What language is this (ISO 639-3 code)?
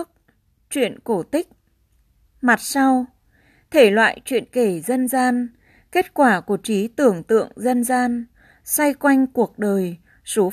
vie